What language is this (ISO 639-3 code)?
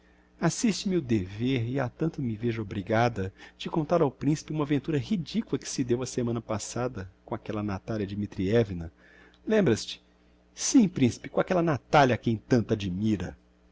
por